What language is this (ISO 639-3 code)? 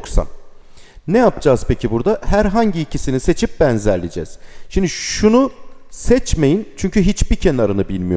tur